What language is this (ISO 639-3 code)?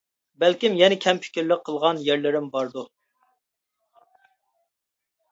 uig